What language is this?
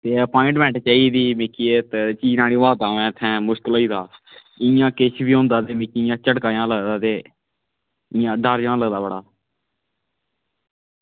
Dogri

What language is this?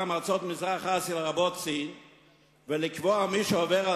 Hebrew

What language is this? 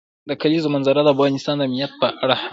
Pashto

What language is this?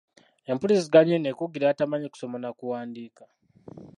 Ganda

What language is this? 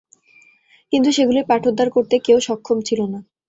Bangla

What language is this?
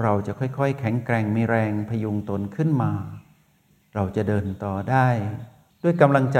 Thai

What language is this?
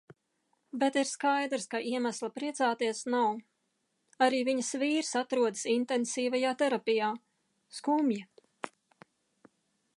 Latvian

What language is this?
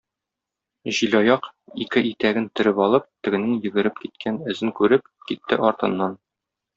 Tatar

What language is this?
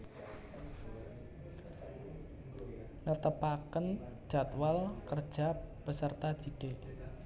Javanese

